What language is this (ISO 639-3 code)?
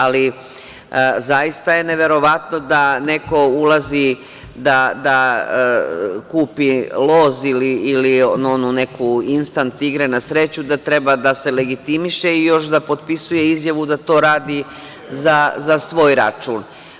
srp